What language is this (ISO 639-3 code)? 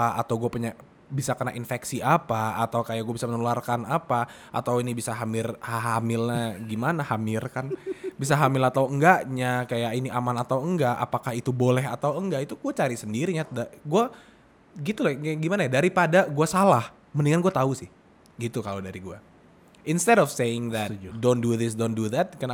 ind